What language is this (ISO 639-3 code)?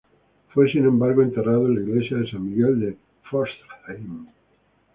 spa